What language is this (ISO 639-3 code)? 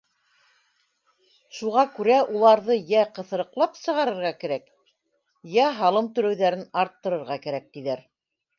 bak